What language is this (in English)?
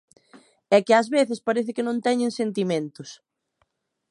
Galician